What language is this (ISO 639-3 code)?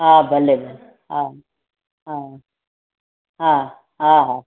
snd